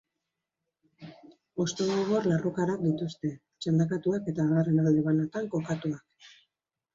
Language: Basque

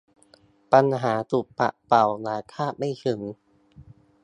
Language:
Thai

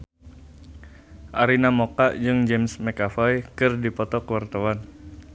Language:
Sundanese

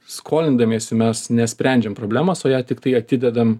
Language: Lithuanian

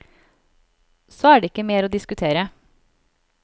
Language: Norwegian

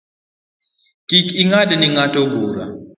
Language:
Luo (Kenya and Tanzania)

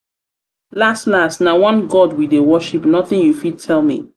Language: Nigerian Pidgin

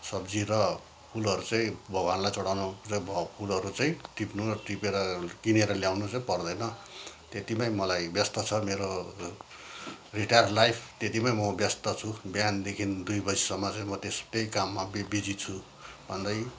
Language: Nepali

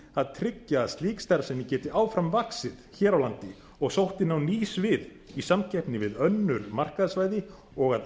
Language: Icelandic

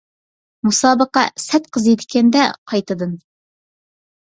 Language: Uyghur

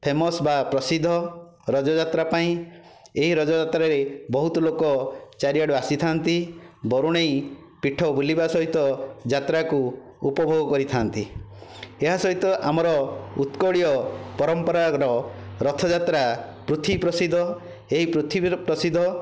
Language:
Odia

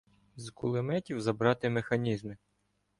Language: Ukrainian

